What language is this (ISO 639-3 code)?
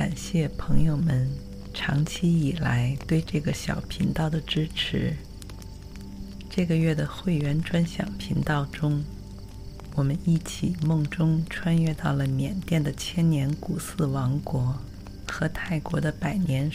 zho